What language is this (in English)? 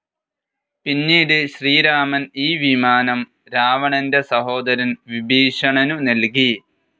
Malayalam